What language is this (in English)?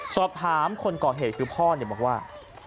Thai